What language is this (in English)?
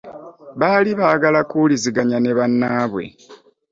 Ganda